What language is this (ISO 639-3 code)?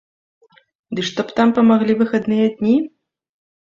bel